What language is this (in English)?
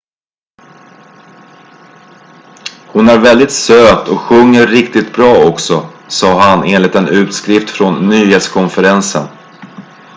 Swedish